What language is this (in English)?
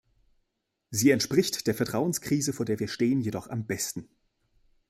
German